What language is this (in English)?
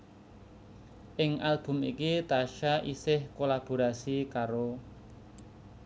Javanese